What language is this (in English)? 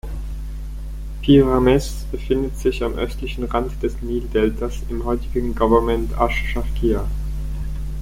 German